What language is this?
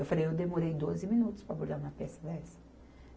Portuguese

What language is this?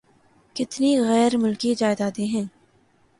Urdu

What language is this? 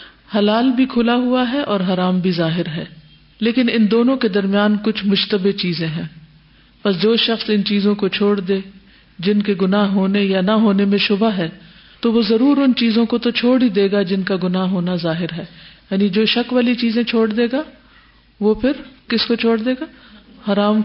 Urdu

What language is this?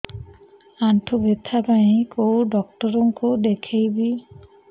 Odia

